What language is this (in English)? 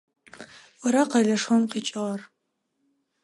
Adyghe